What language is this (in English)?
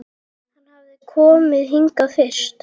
Icelandic